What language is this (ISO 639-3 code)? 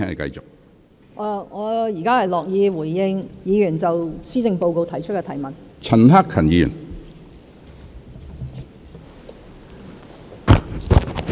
yue